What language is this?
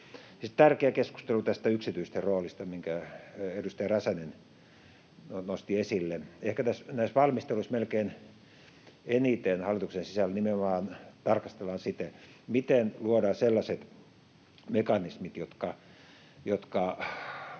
Finnish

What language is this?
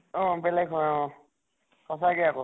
Assamese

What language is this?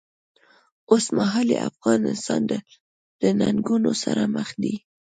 Pashto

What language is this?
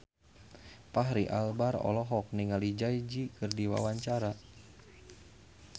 Sundanese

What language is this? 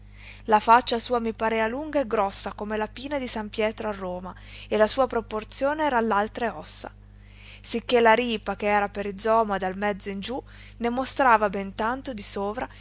Italian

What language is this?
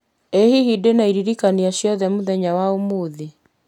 Kikuyu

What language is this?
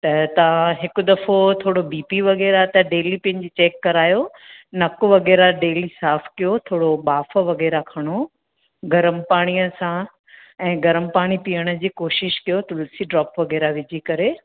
Sindhi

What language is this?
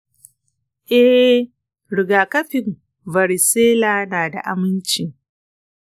Hausa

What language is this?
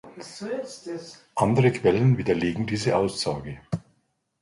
German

